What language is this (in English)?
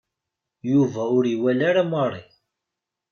Kabyle